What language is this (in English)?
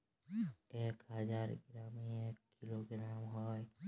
Bangla